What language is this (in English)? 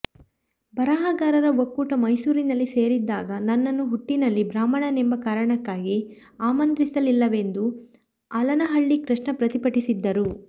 Kannada